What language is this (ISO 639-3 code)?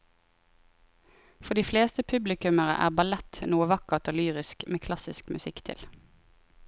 nor